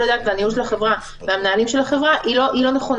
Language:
Hebrew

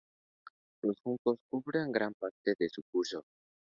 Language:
Spanish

